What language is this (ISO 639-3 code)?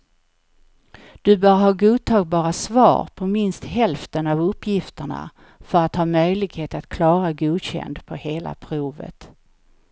swe